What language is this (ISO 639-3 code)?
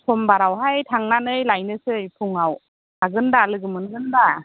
brx